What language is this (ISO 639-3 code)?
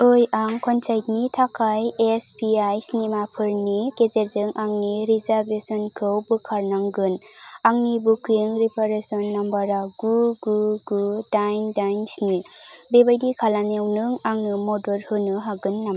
brx